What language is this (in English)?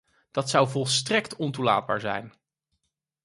Dutch